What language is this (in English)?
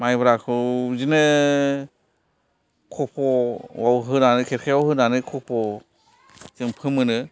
Bodo